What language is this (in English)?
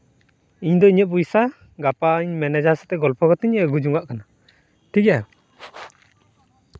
Santali